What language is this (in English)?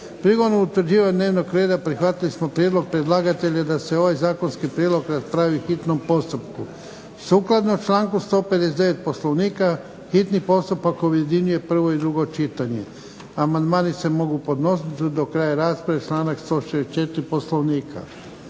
Croatian